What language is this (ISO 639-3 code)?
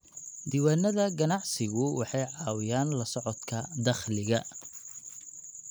som